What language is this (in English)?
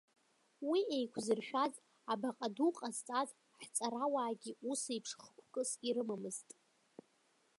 Abkhazian